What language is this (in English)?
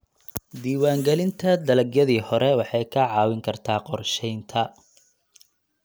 Somali